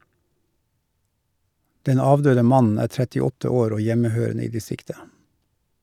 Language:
Norwegian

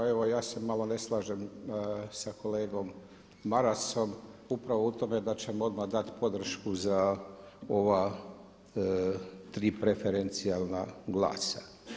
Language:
Croatian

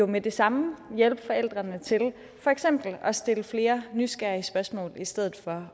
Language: Danish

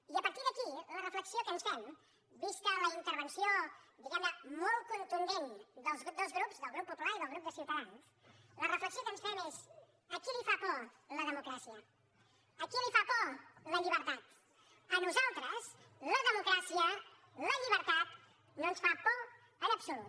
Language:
Catalan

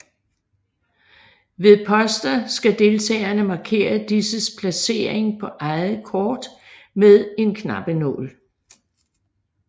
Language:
Danish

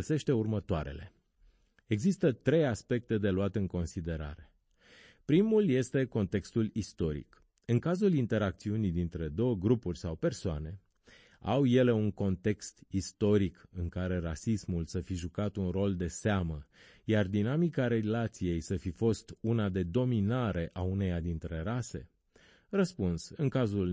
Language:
Romanian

